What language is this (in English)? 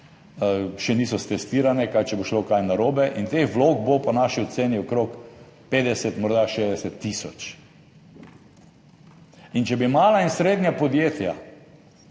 Slovenian